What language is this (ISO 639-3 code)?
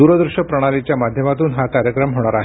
mar